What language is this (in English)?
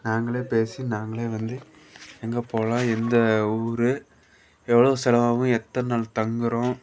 Tamil